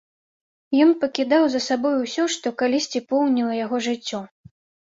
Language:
Belarusian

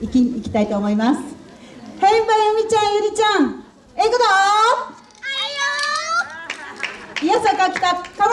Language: Japanese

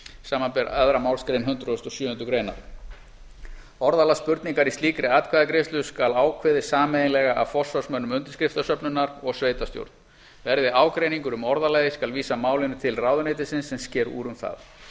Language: Icelandic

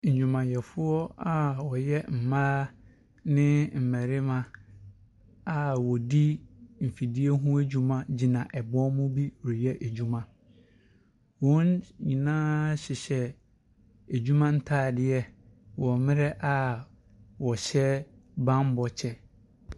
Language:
Akan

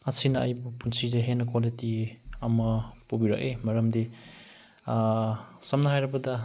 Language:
Manipuri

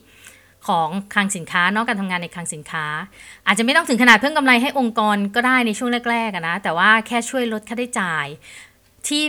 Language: Thai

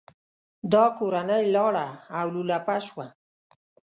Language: Pashto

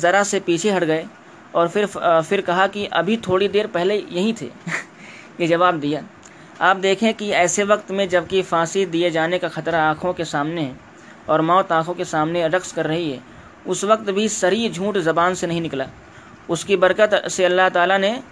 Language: Urdu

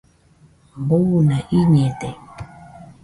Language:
Nüpode Huitoto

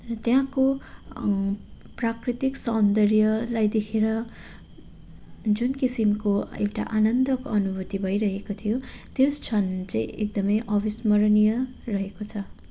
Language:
Nepali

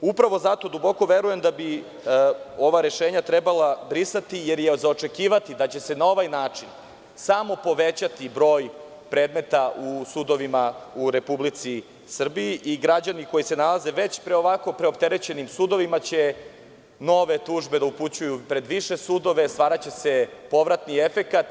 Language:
Serbian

